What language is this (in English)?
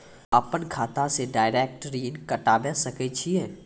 Maithili